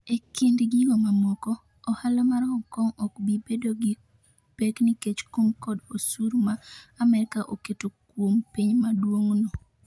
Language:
Luo (Kenya and Tanzania)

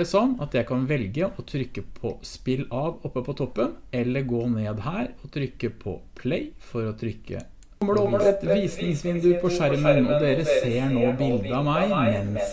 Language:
Norwegian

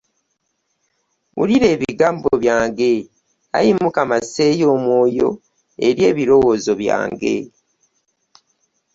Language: Ganda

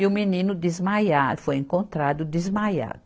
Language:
Portuguese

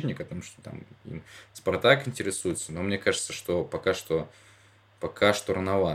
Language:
Russian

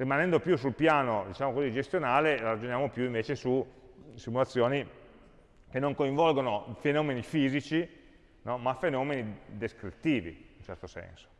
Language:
Italian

